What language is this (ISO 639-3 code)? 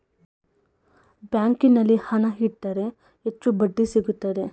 kan